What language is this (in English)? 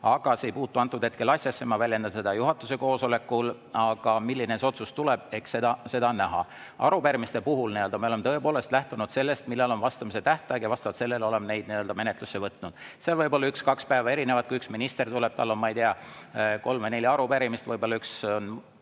Estonian